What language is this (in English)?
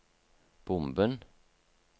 Norwegian